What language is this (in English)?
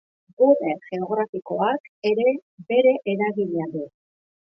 Basque